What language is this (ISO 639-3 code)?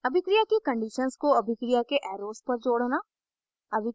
hin